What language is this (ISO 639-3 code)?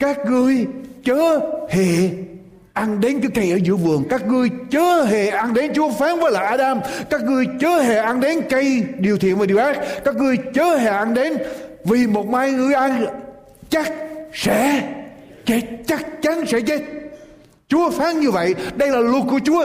vie